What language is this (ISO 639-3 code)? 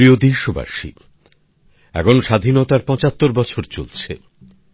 ben